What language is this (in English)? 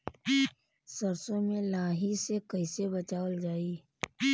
Bhojpuri